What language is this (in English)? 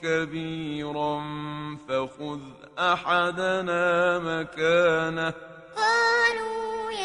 Arabic